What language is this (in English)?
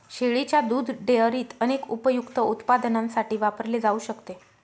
Marathi